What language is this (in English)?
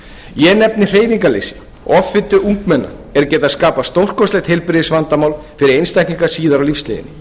Icelandic